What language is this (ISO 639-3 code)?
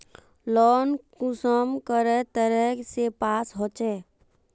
mag